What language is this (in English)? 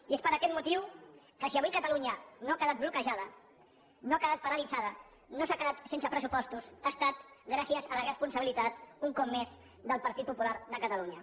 Catalan